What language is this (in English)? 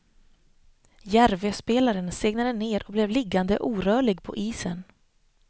Swedish